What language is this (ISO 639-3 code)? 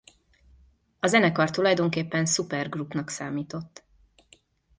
hun